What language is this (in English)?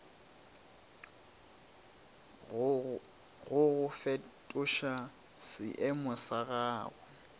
Northern Sotho